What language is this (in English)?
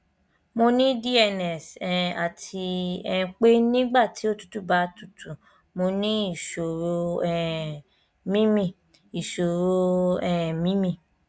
Yoruba